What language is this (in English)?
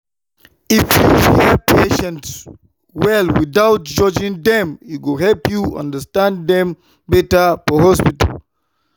Nigerian Pidgin